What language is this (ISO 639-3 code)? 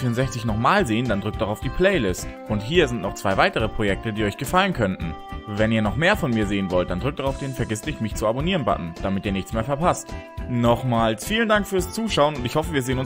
deu